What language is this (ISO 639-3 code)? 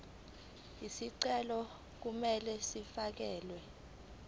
zul